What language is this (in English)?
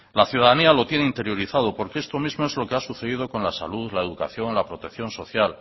Spanish